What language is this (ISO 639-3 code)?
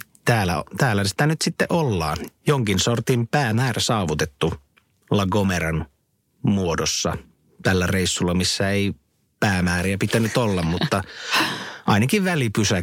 fin